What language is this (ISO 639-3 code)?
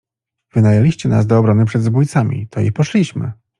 pol